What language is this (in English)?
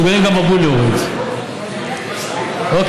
Hebrew